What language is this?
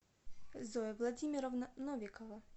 Russian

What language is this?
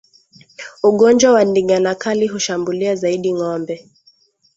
Swahili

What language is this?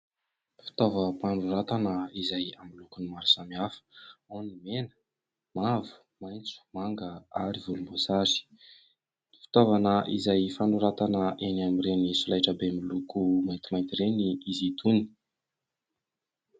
Malagasy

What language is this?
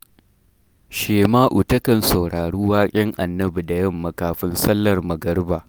Hausa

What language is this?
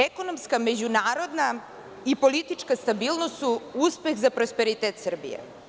Serbian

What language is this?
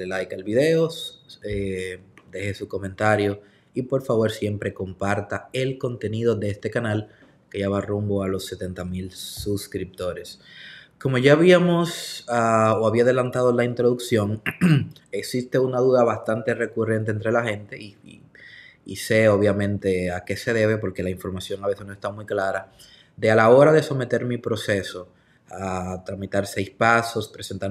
Spanish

